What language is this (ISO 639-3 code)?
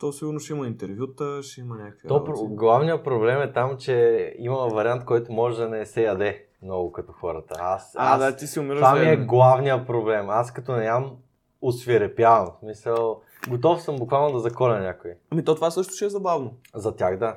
bul